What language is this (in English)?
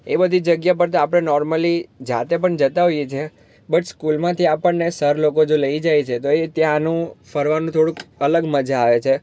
Gujarati